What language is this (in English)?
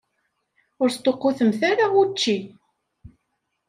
Kabyle